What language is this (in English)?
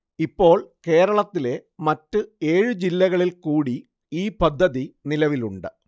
Malayalam